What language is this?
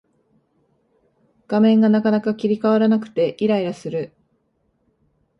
Japanese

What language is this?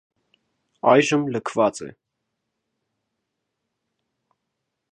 Armenian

